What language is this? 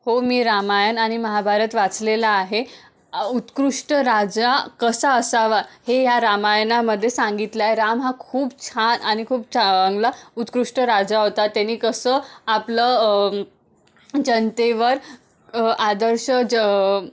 Marathi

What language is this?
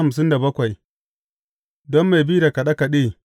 Hausa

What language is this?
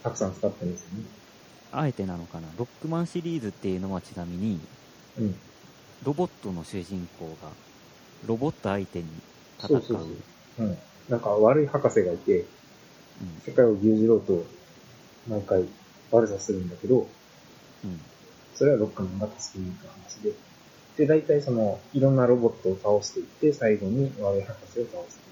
Japanese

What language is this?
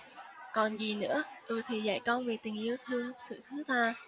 Vietnamese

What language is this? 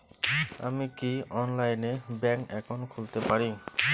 Bangla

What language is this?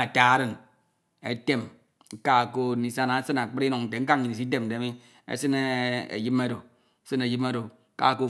Ito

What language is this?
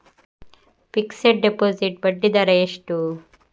Kannada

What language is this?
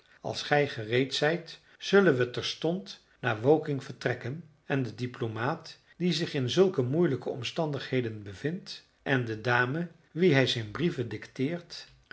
Dutch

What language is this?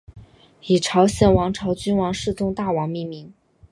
Chinese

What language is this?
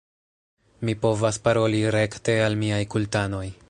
Esperanto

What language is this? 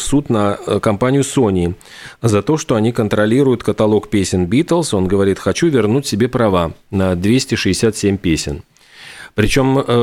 Russian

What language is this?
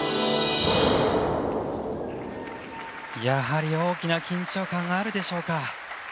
Japanese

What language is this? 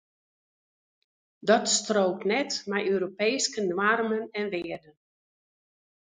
Western Frisian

